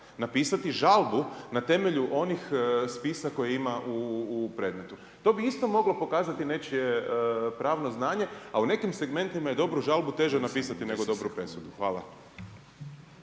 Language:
Croatian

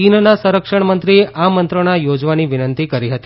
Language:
Gujarati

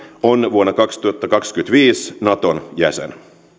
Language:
Finnish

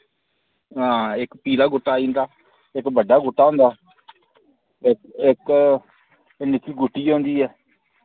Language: Dogri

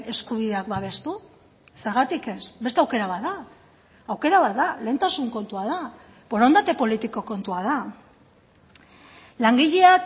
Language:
Basque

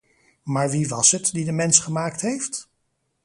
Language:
Dutch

